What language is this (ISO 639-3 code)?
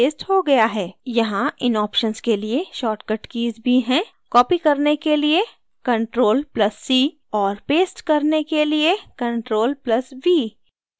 hin